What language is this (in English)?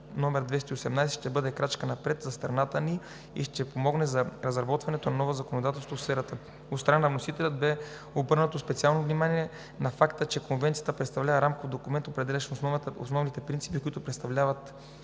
Bulgarian